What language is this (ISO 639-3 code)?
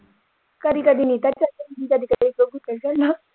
pan